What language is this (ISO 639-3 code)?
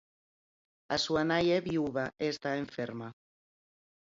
glg